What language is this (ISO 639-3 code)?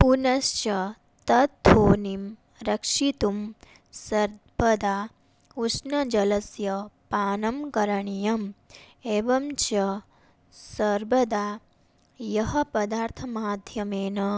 san